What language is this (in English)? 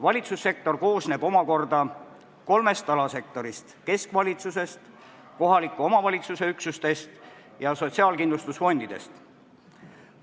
Estonian